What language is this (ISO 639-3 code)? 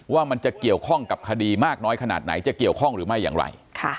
tha